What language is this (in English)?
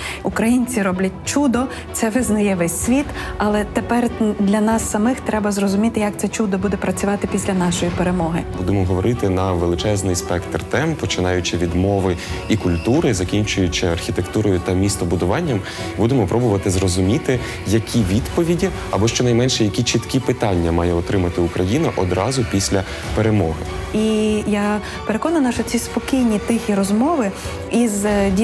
Ukrainian